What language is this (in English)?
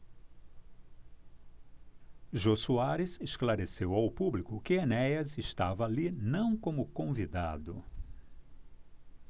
Portuguese